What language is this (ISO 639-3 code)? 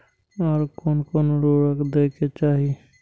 mai